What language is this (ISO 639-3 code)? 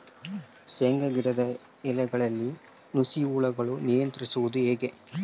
kan